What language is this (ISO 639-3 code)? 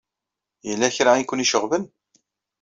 kab